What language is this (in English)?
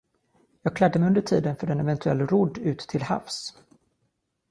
Swedish